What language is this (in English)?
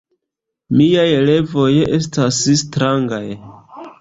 Esperanto